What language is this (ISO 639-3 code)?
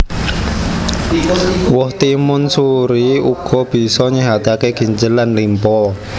jav